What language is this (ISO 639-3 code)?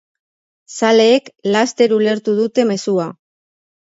eus